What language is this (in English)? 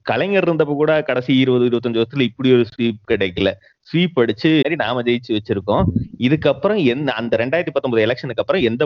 Tamil